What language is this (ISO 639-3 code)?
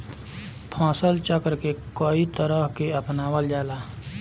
bho